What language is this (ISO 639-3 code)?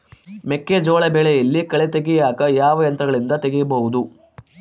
kan